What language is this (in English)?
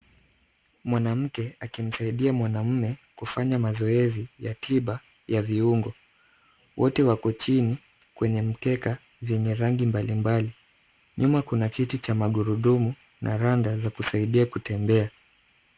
Swahili